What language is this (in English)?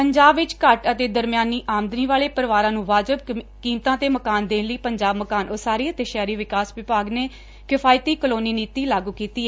Punjabi